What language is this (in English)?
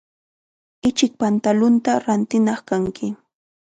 Chiquián Ancash Quechua